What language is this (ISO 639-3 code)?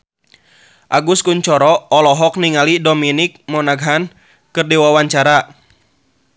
sun